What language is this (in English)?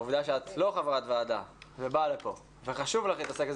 Hebrew